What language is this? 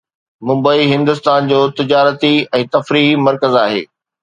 Sindhi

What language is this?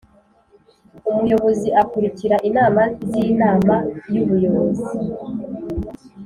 Kinyarwanda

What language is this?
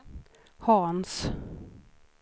Swedish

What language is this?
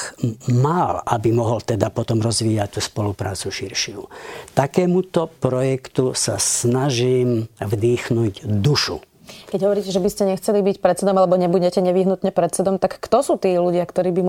Slovak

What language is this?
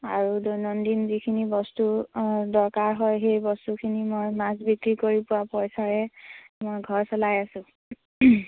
Assamese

